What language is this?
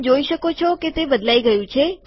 Gujarati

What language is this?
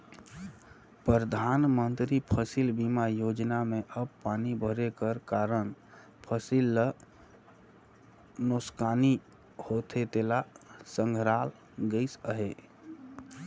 Chhattisgarhi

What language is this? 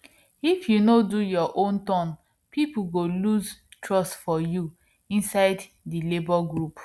Nigerian Pidgin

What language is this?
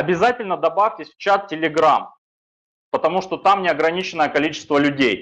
Russian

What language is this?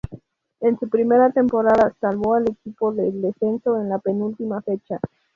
Spanish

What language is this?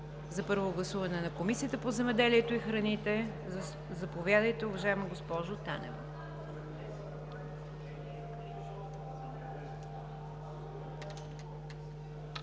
Bulgarian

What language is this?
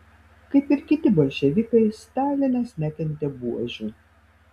Lithuanian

